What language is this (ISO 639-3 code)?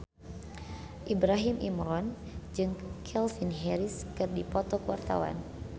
sun